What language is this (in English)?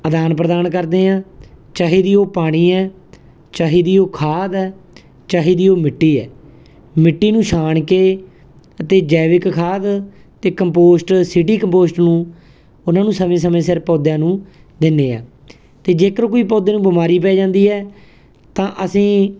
Punjabi